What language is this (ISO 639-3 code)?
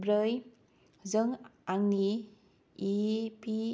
brx